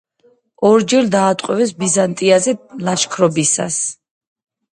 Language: Georgian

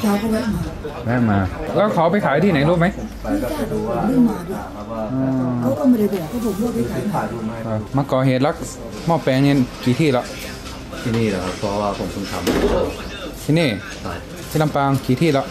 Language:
Thai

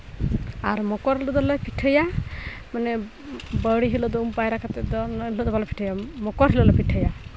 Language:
Santali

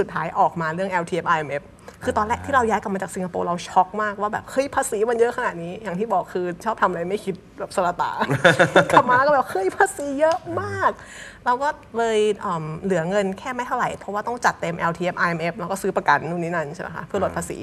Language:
Thai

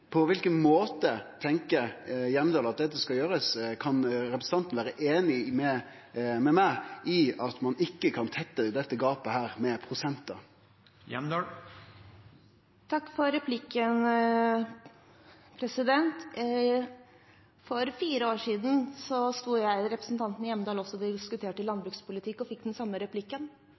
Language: Norwegian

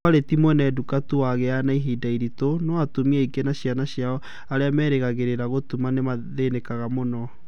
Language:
Kikuyu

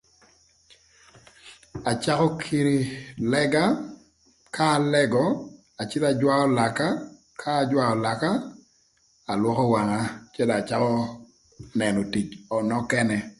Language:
Thur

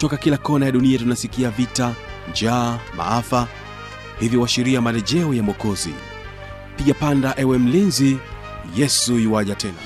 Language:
Swahili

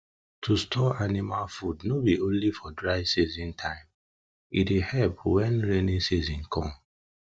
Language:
Nigerian Pidgin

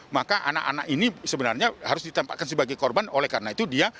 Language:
Indonesian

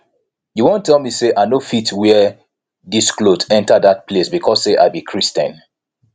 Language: Nigerian Pidgin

